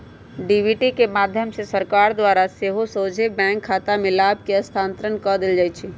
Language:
Magahi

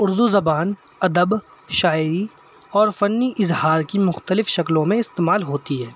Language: Urdu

